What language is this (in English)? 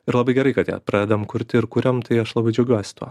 Lithuanian